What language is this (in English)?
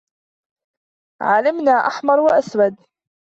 Arabic